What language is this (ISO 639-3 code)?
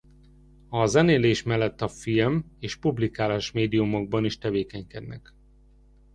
hun